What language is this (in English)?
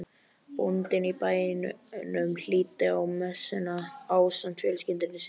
Icelandic